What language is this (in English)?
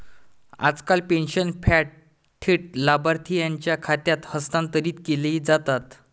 Marathi